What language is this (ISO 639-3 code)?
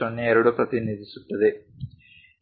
kan